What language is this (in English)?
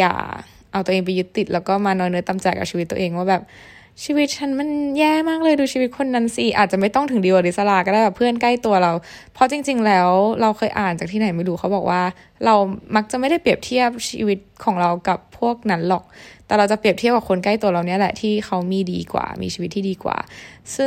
Thai